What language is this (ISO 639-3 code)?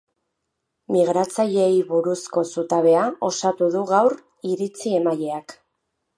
eus